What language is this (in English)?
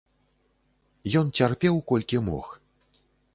Belarusian